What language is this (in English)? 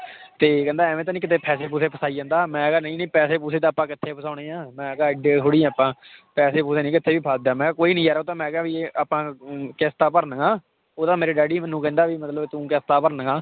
Punjabi